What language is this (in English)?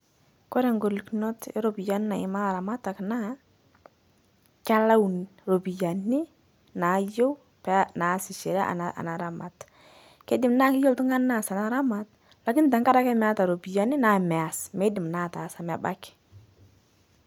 Masai